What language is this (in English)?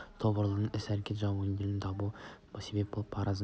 Kazakh